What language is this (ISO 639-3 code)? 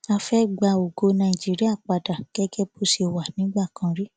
yor